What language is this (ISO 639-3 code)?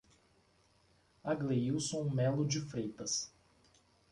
por